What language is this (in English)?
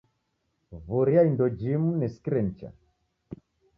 Taita